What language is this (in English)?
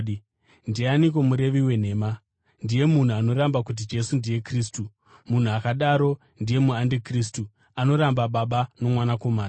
Shona